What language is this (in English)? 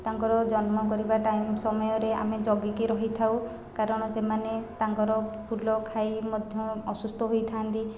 Odia